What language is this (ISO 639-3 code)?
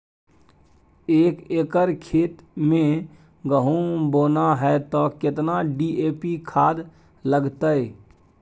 mai